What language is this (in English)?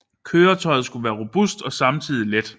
Danish